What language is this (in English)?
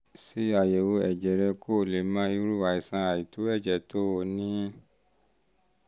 Yoruba